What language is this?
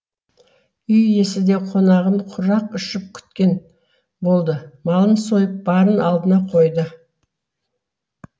Kazakh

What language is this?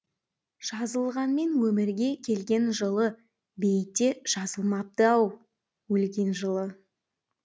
Kazakh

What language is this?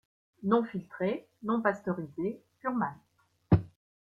French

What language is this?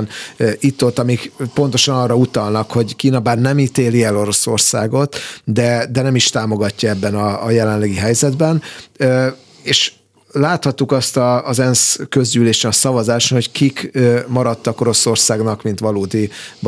Hungarian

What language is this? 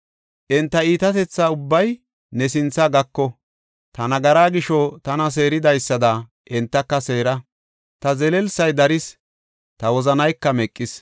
Gofa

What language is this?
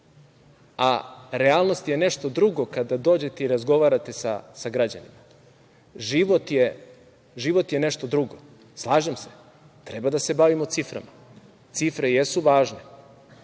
Serbian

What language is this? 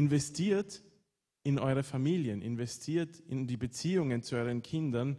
German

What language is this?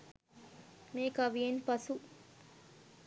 Sinhala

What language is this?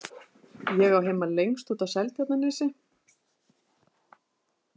Icelandic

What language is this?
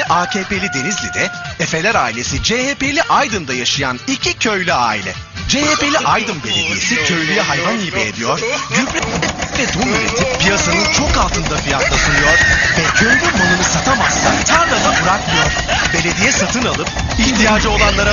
Turkish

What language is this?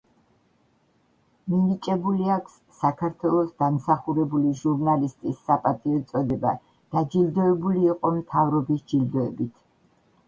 Georgian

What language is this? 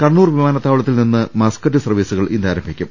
Malayalam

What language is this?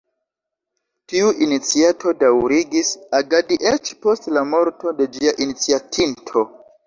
Esperanto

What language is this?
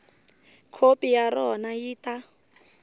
Tsonga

